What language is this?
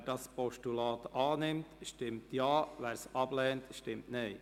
Swiss German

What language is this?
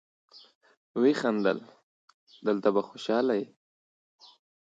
Pashto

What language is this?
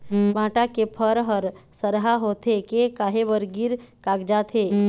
Chhattisgarhi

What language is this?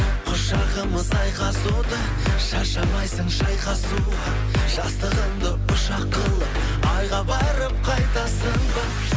Kazakh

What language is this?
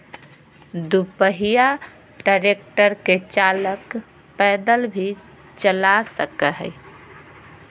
Magahi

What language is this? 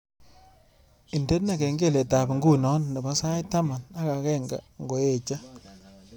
Kalenjin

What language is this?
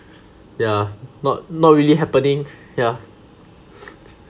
English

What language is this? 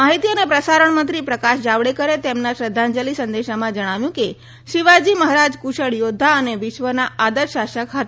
Gujarati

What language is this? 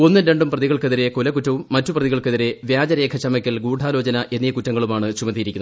Malayalam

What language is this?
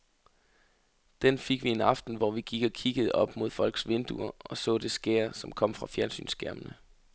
Danish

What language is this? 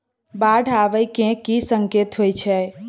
Maithili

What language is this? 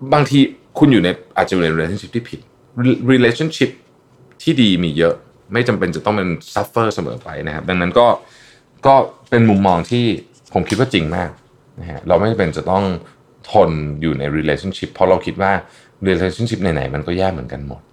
Thai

